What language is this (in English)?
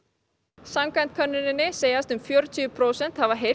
Icelandic